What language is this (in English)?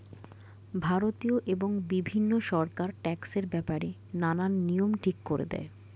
Bangla